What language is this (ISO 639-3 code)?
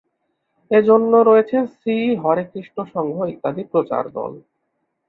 ben